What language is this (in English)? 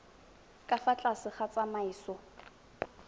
Tswana